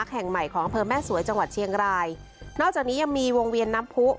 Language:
Thai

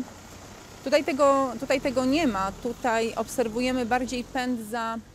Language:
Polish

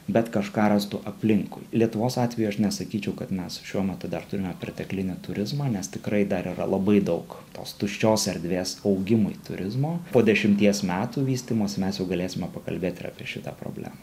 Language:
Lithuanian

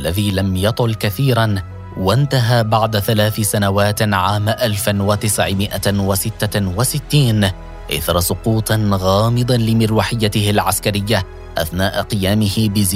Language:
Arabic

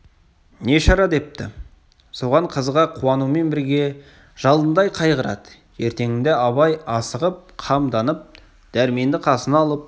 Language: Kazakh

